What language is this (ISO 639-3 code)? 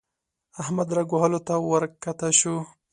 pus